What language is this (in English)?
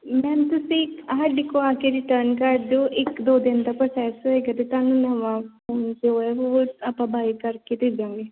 Punjabi